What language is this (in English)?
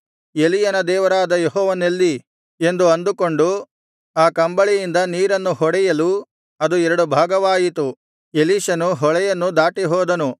Kannada